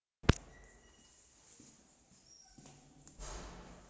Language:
Mongolian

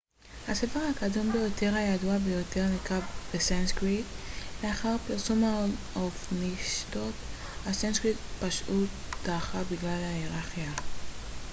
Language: Hebrew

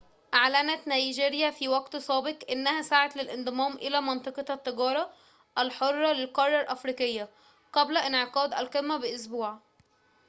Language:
Arabic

